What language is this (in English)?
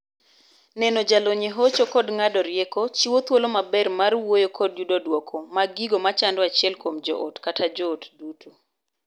Luo (Kenya and Tanzania)